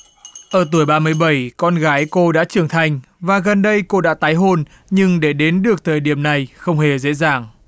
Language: Vietnamese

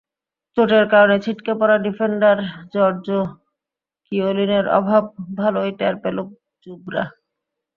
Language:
Bangla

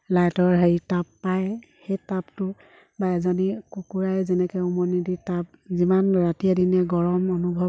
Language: Assamese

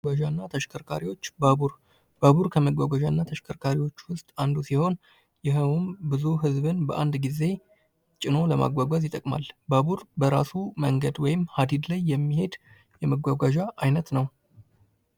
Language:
Amharic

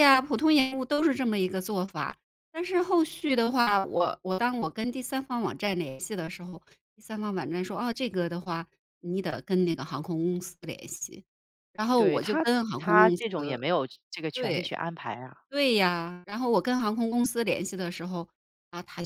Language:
Chinese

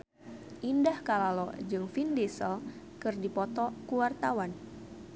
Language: Sundanese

